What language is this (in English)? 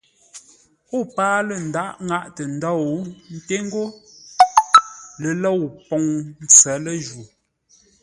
Ngombale